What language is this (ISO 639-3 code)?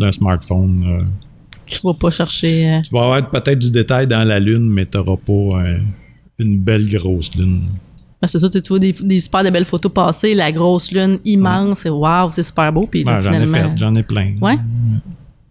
fra